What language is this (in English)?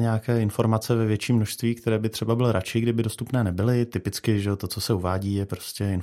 Czech